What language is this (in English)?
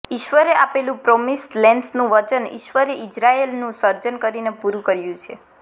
Gujarati